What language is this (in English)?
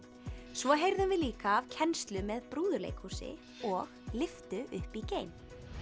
Icelandic